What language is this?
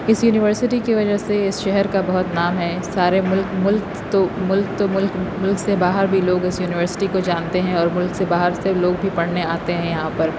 Urdu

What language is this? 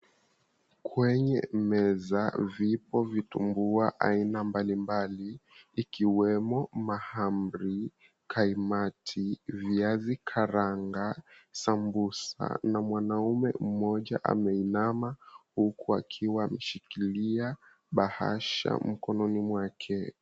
Swahili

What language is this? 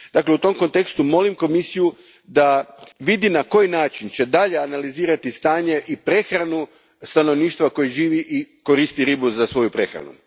Croatian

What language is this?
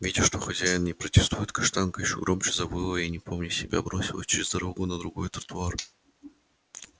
Russian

